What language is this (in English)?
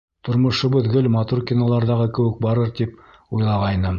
Bashkir